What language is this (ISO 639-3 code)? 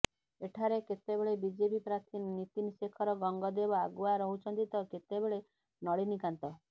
ori